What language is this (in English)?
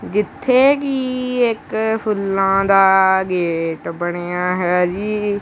Punjabi